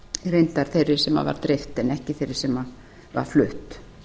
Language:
Icelandic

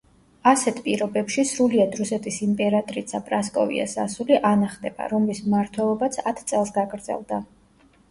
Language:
Georgian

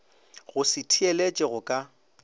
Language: Northern Sotho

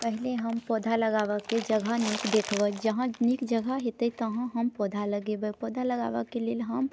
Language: Maithili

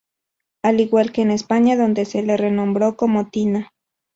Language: Spanish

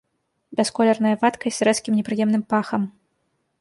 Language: Belarusian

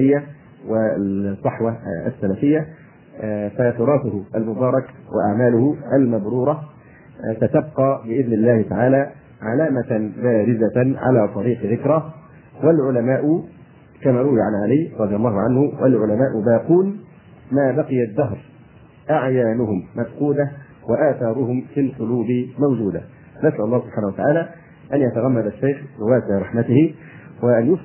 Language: Arabic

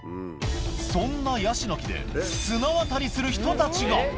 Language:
Japanese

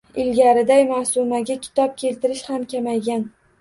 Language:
Uzbek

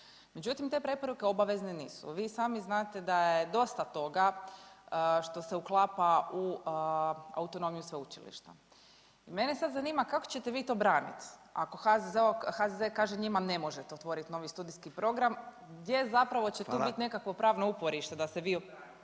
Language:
Croatian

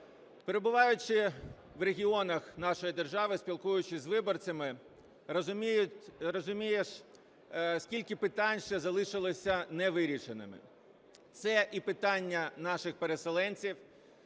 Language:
Ukrainian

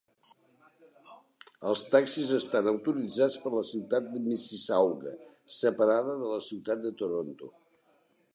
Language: Catalan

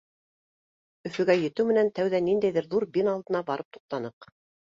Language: Bashkir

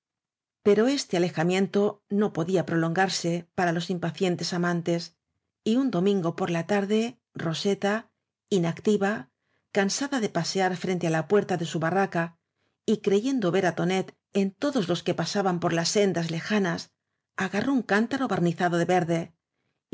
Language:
Spanish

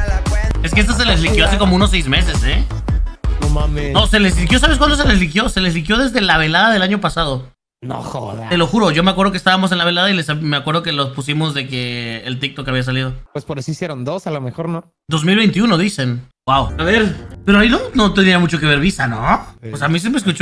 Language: Spanish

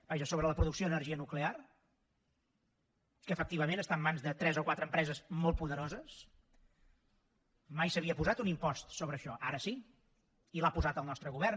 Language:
Catalan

